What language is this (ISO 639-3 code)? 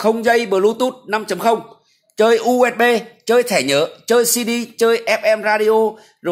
vie